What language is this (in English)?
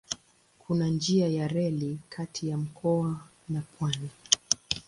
Swahili